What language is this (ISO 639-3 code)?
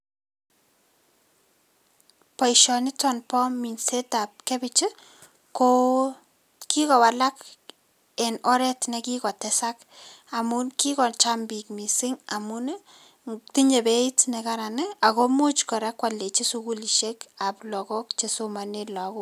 kln